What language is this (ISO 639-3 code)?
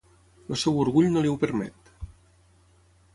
cat